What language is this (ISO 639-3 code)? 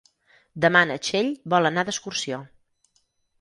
cat